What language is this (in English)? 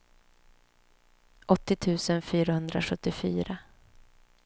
Swedish